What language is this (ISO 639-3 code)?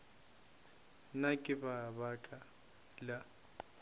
nso